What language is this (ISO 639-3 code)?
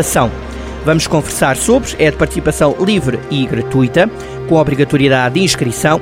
por